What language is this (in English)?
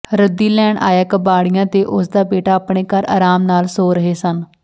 Punjabi